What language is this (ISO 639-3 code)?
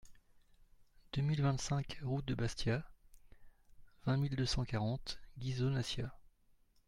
fra